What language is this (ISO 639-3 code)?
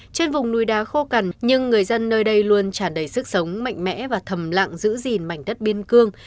vie